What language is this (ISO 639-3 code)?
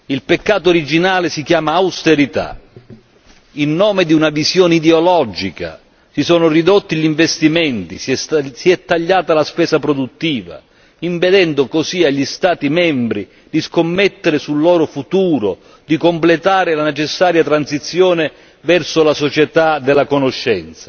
ita